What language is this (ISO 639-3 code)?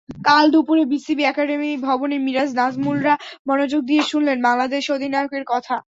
ben